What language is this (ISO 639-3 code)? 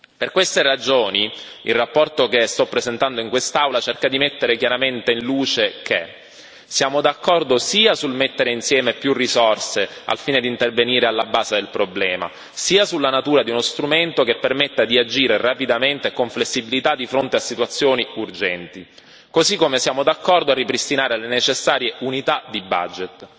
ita